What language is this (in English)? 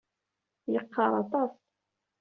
Kabyle